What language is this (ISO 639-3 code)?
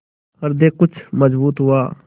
hin